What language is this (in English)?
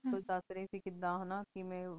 Punjabi